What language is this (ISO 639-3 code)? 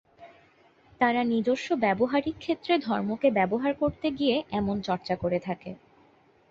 ben